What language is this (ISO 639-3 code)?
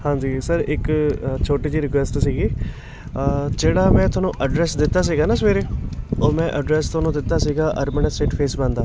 pan